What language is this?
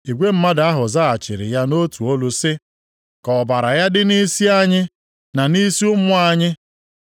Igbo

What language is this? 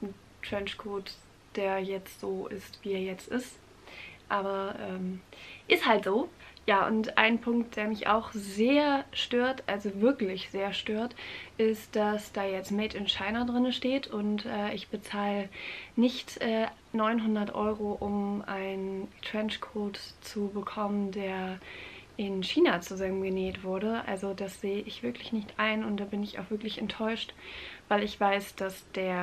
German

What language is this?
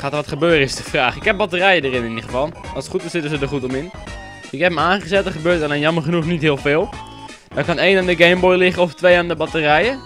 Dutch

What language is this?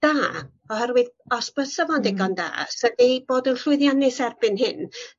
Welsh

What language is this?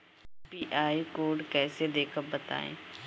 Bhojpuri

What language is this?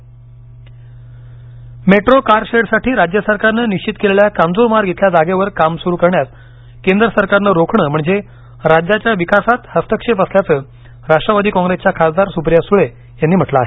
Marathi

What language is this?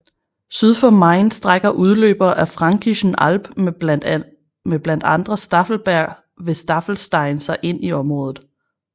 Danish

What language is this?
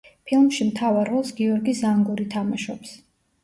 Georgian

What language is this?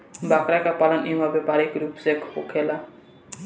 Bhojpuri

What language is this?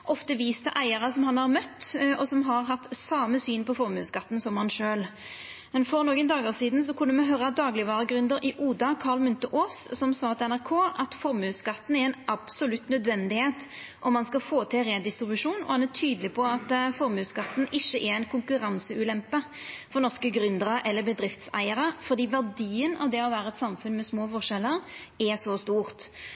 Norwegian Nynorsk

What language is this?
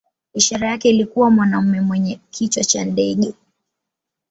Swahili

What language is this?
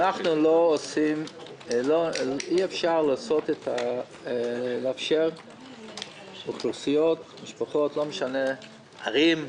Hebrew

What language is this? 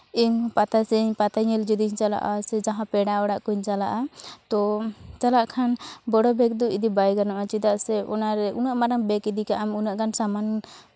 Santali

